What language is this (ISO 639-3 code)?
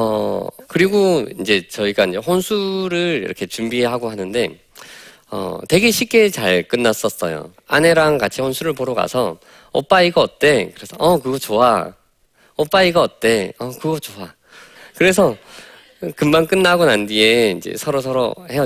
kor